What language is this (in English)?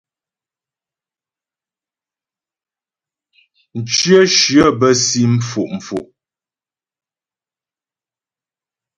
Ghomala